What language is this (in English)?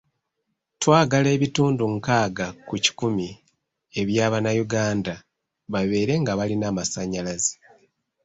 Ganda